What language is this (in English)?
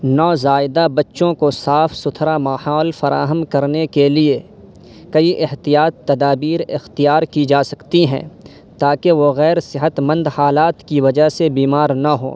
Urdu